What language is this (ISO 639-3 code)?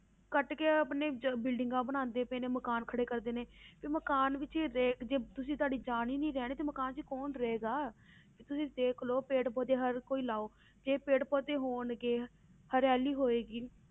pan